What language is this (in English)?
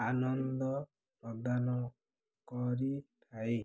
Odia